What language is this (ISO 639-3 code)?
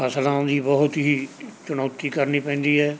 pan